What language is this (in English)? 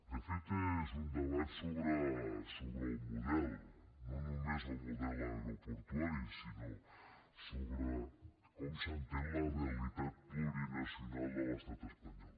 Catalan